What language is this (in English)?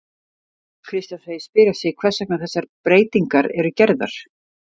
Icelandic